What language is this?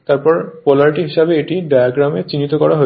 Bangla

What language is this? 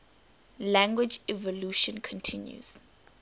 English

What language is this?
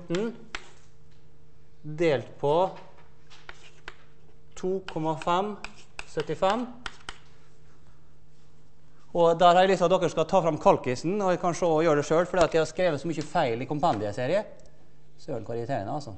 Norwegian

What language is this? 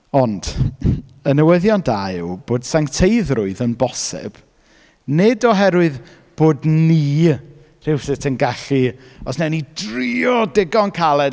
Welsh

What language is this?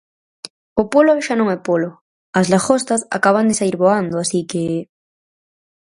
Galician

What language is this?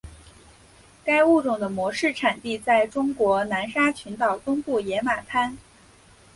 Chinese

